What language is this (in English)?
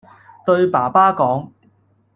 Cantonese